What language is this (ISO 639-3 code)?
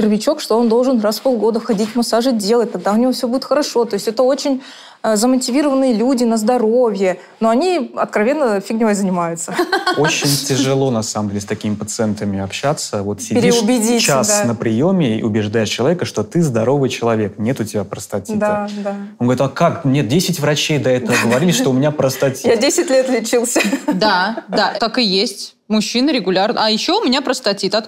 rus